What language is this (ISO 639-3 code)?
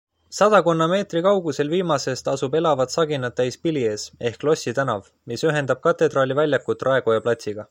est